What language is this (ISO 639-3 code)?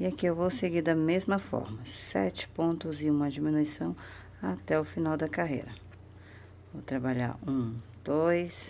por